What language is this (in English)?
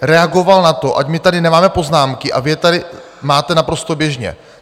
Czech